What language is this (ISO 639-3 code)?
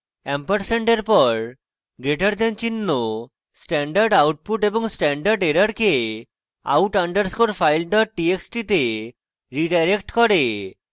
ben